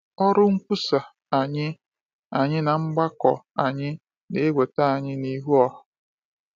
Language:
Igbo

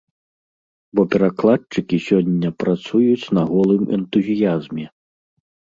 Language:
Belarusian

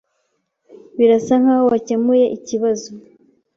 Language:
Kinyarwanda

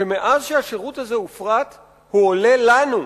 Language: Hebrew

